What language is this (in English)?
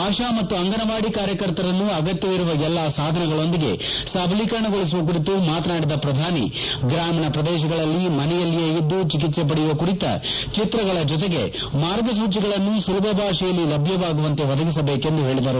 Kannada